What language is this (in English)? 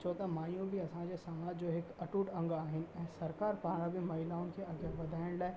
Sindhi